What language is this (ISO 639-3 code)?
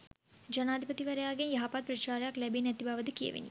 sin